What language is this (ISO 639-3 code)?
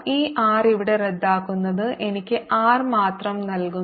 mal